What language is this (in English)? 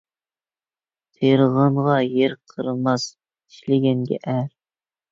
Uyghur